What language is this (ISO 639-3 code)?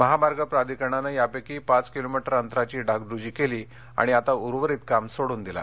mar